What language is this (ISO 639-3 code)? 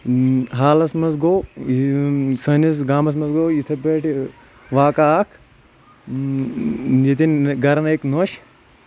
kas